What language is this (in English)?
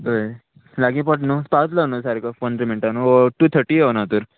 Konkani